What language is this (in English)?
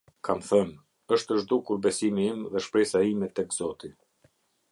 Albanian